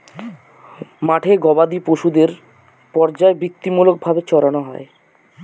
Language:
Bangla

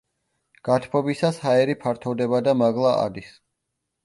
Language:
Georgian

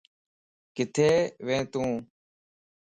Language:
Lasi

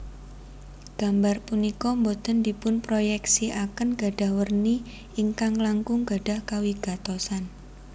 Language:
Javanese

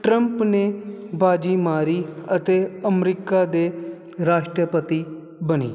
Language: Punjabi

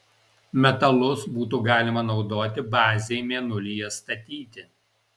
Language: Lithuanian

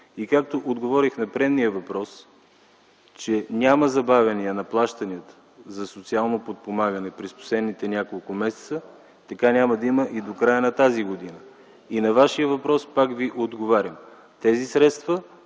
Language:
Bulgarian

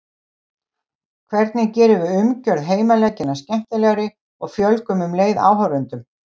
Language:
Icelandic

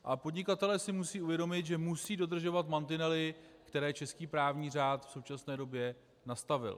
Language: Czech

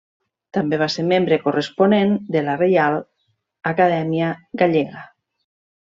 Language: Catalan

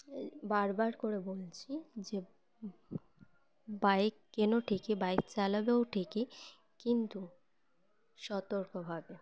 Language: Bangla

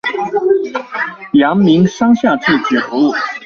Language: Chinese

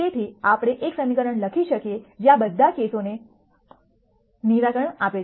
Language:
Gujarati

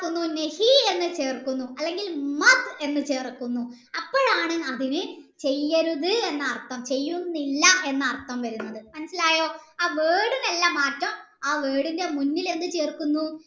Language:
Malayalam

